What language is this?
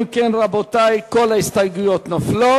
Hebrew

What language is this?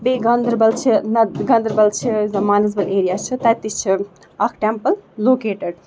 Kashmiri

